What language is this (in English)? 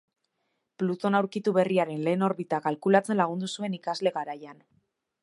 Basque